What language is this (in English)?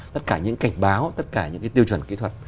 Vietnamese